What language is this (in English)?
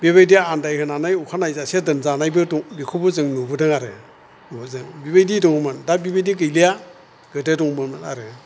Bodo